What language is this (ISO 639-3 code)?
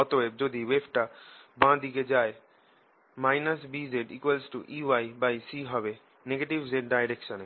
ben